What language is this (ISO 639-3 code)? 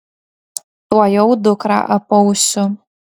lit